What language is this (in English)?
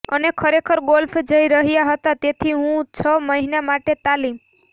Gujarati